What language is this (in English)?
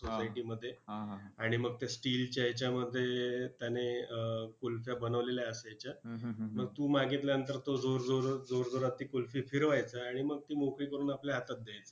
Marathi